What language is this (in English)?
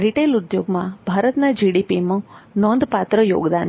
Gujarati